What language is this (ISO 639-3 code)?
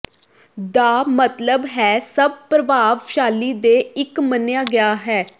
pan